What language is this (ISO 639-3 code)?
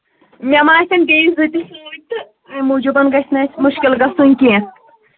kas